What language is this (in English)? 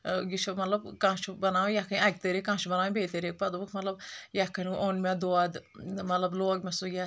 Kashmiri